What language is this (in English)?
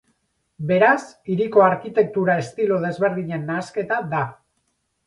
Basque